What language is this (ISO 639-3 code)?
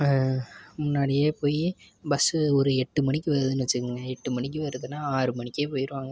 tam